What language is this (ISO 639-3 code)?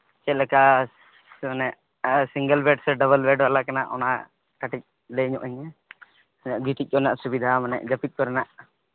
sat